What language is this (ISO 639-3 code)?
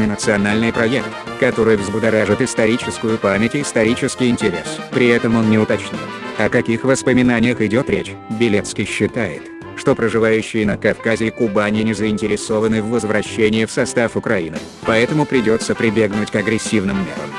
rus